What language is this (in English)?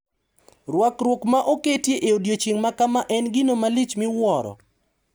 Luo (Kenya and Tanzania)